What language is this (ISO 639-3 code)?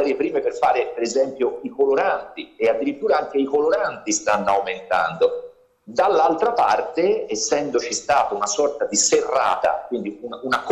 ita